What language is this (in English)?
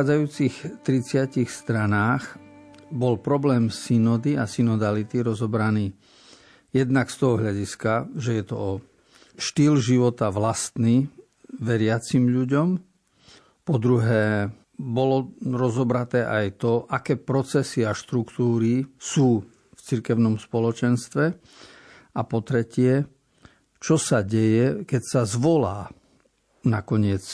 Slovak